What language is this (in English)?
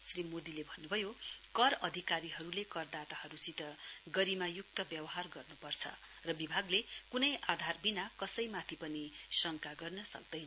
Nepali